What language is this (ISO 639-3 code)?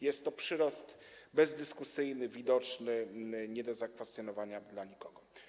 pol